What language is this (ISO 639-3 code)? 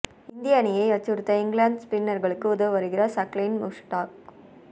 tam